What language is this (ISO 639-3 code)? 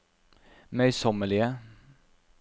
nor